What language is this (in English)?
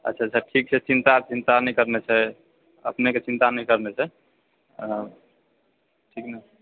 Maithili